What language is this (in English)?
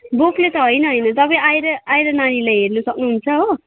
Nepali